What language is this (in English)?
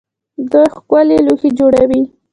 Pashto